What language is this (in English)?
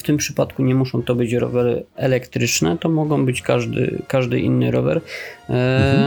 Polish